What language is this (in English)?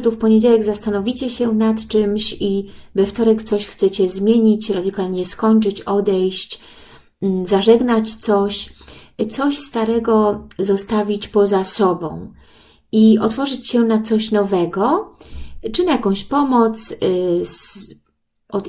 Polish